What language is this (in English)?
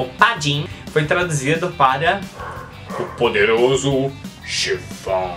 Portuguese